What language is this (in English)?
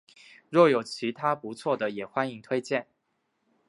Chinese